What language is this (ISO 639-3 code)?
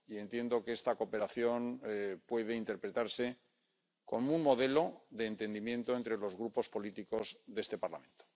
spa